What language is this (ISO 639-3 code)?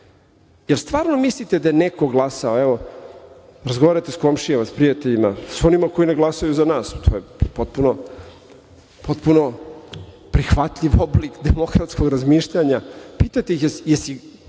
srp